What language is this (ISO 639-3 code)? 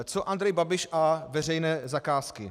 ces